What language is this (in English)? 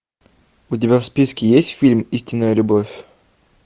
Russian